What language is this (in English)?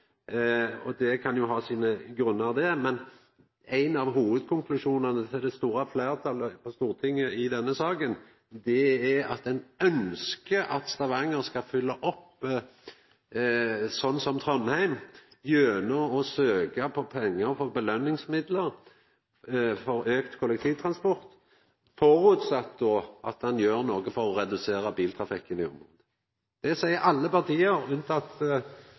Norwegian Nynorsk